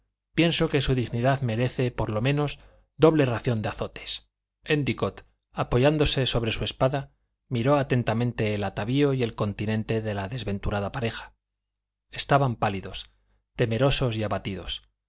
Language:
Spanish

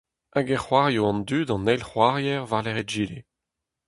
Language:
Breton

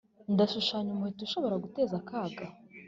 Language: Kinyarwanda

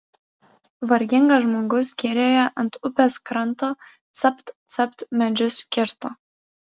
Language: Lithuanian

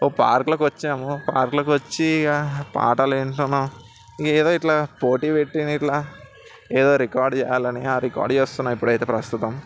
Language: Telugu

